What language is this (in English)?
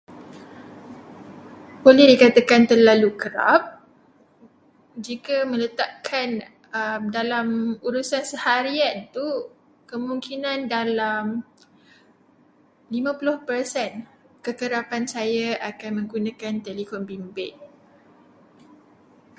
Malay